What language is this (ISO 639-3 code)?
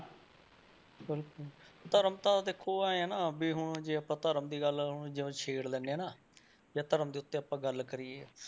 pan